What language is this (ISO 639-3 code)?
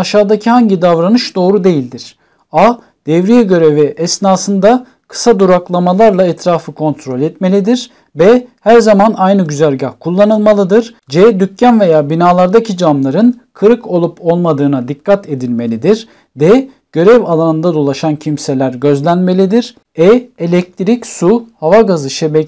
tur